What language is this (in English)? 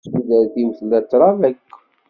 Kabyle